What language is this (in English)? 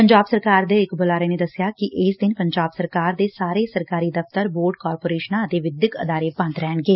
Punjabi